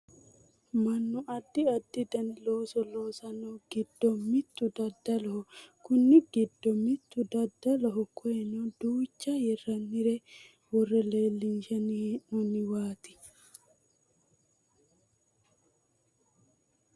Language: Sidamo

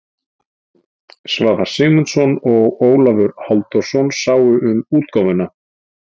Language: Icelandic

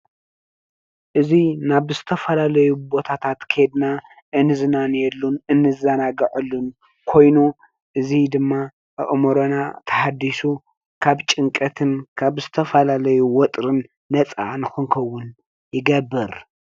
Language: Tigrinya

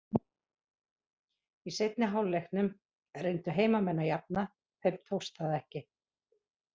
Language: Icelandic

